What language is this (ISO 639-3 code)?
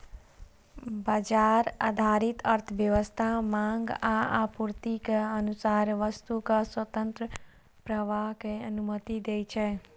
mai